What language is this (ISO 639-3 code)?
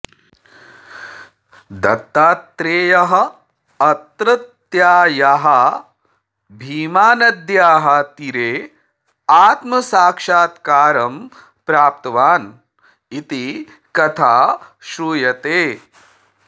san